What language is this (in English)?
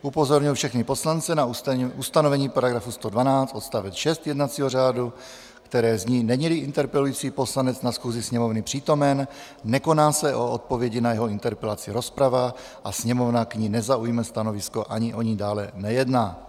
Czech